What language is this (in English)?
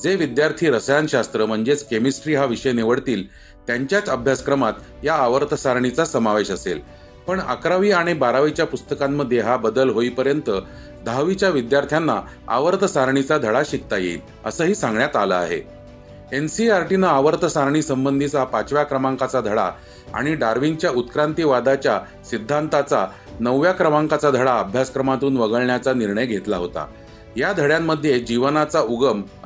Marathi